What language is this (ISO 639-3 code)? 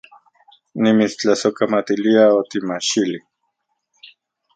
ncx